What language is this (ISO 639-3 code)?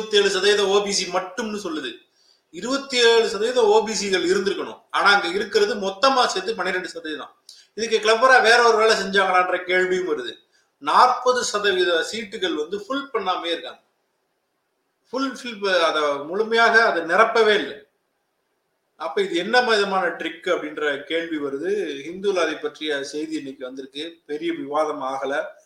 tam